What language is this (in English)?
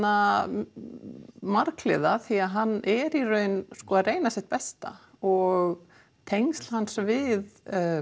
Icelandic